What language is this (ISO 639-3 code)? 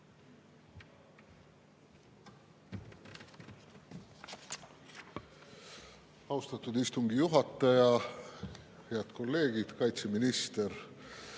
est